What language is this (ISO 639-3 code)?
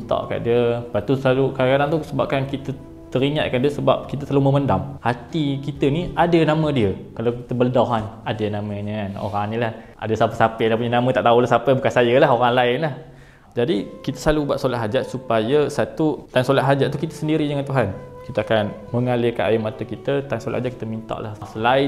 msa